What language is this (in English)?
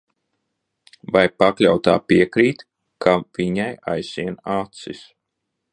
Latvian